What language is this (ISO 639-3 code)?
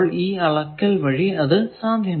mal